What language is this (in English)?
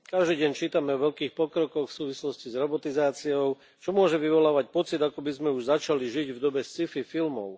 Slovak